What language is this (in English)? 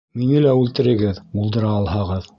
Bashkir